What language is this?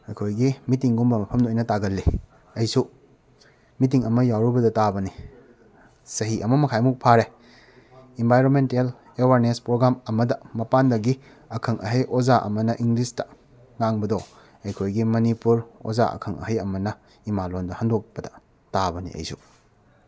Manipuri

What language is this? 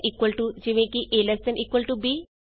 Punjabi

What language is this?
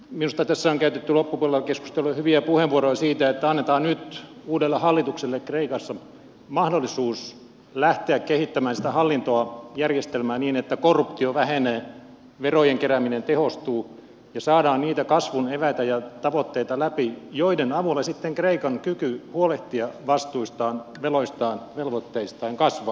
Finnish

